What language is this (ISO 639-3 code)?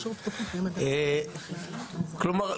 heb